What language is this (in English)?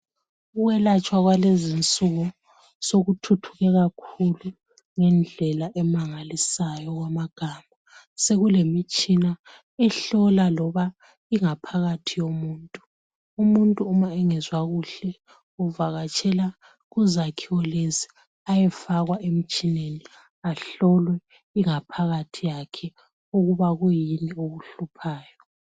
North Ndebele